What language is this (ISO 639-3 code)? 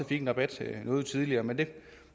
dan